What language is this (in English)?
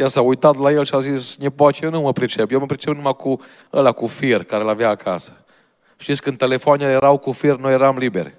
Romanian